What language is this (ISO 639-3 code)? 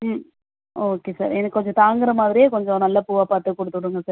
tam